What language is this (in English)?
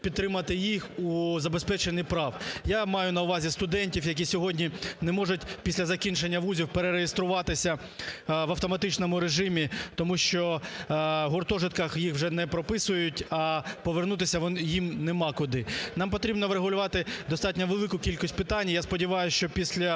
Ukrainian